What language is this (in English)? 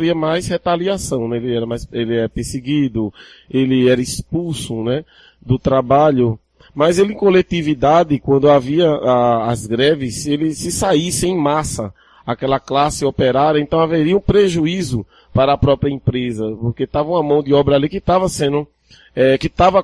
Portuguese